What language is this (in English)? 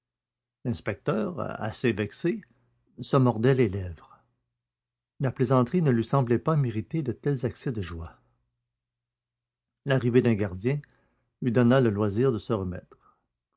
French